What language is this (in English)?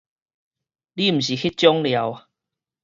Min Nan Chinese